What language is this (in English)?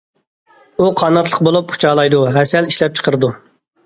Uyghur